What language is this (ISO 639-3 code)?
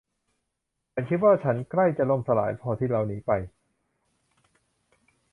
tha